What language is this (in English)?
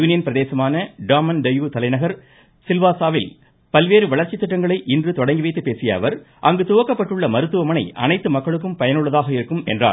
Tamil